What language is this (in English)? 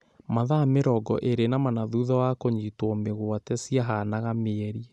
Kikuyu